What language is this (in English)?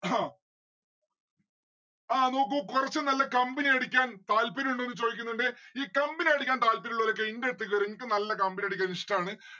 Malayalam